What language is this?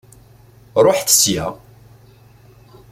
Kabyle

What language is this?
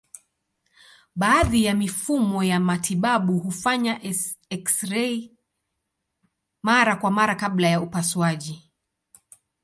Swahili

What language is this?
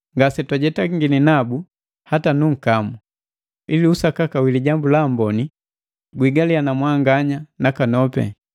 Matengo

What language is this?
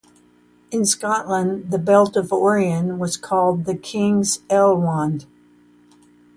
English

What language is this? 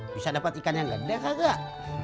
Indonesian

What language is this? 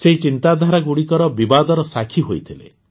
Odia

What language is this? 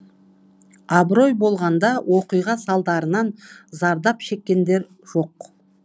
Kazakh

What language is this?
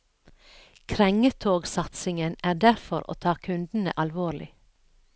Norwegian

